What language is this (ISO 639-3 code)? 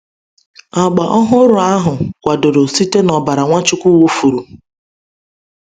ibo